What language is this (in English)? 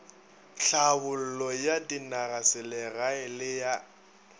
Northern Sotho